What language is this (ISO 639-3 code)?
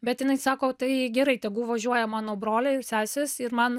lit